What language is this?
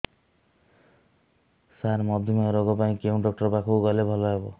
Odia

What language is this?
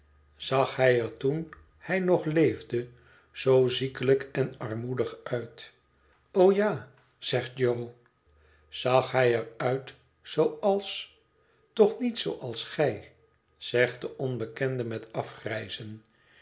Dutch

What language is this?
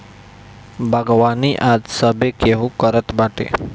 Bhojpuri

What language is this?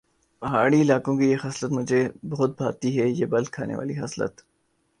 Urdu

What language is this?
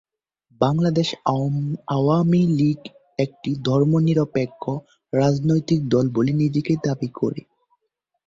Bangla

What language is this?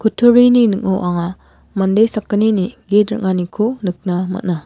Garo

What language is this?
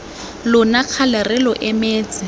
Tswana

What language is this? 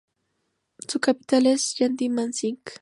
Spanish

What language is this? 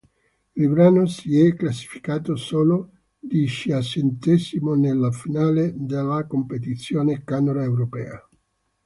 Italian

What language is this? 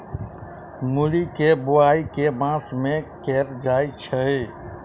Maithili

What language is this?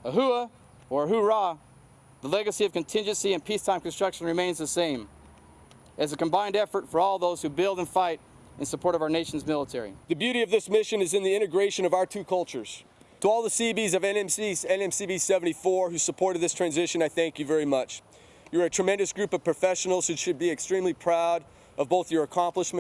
English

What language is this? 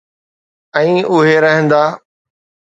Sindhi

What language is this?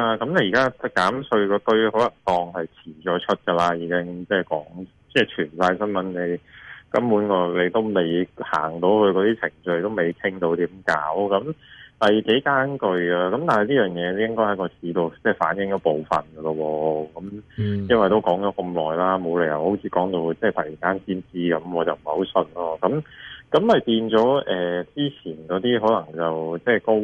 Chinese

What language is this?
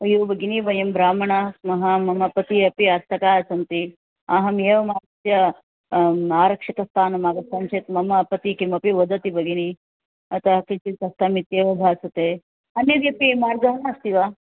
Sanskrit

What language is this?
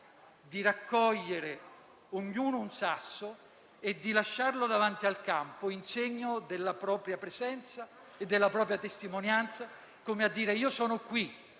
Italian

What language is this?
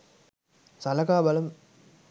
Sinhala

